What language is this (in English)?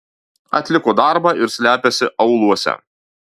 Lithuanian